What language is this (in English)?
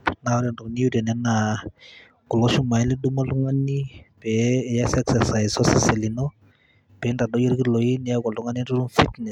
Masai